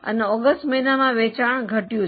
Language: Gujarati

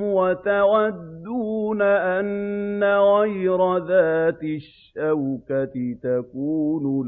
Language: Arabic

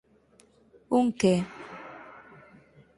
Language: Galician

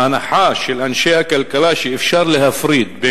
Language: Hebrew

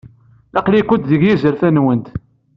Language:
Kabyle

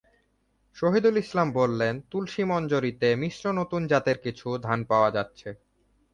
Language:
Bangla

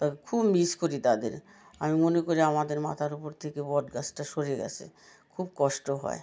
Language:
Bangla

